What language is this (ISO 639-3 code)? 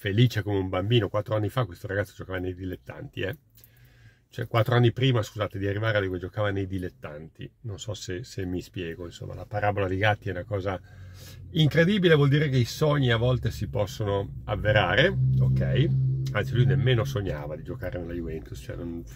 ita